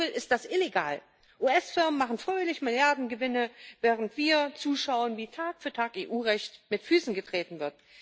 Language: German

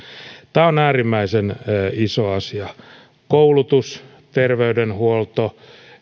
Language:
Finnish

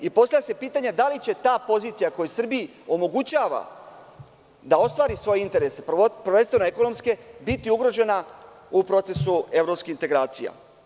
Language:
Serbian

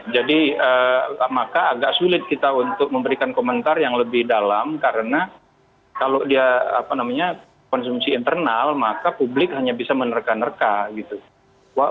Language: Indonesian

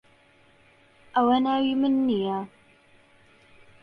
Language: Central Kurdish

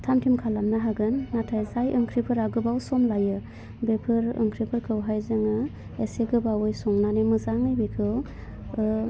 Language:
Bodo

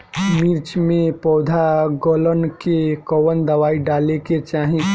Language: Bhojpuri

